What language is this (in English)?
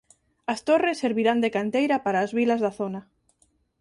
Galician